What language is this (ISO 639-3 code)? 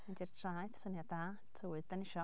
cym